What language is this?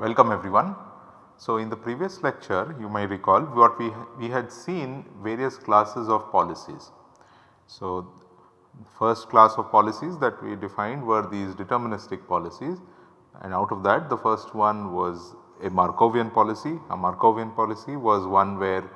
English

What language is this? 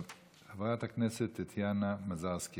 Hebrew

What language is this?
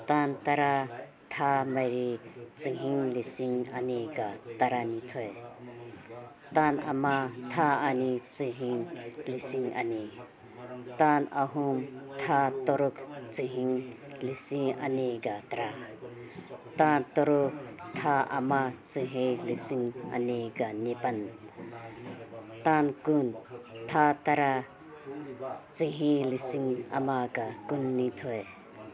Manipuri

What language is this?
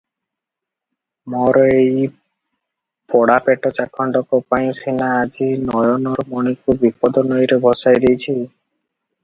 Odia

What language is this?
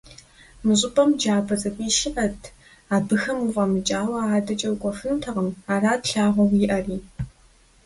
Kabardian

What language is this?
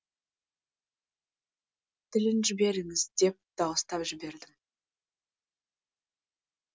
Kazakh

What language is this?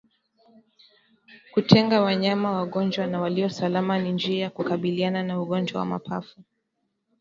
Swahili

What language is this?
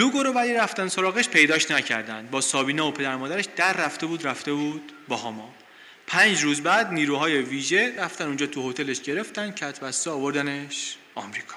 Persian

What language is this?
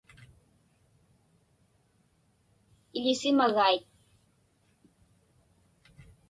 Inupiaq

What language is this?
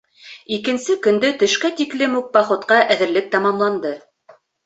Bashkir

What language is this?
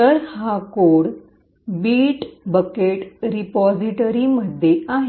Marathi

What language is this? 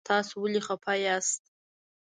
Pashto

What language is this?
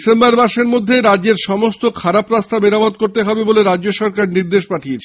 Bangla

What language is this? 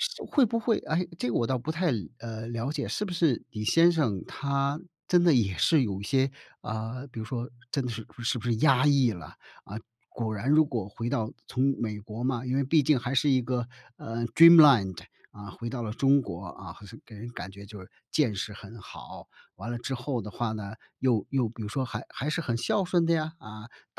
Chinese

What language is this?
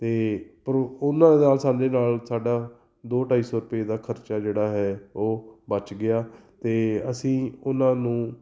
Punjabi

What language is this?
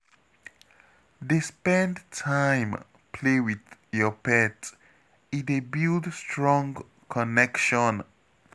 Nigerian Pidgin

